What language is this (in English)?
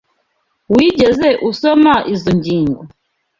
Kinyarwanda